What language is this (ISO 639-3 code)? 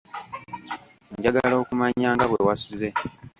lug